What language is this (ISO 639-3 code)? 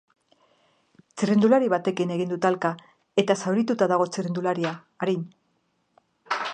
eus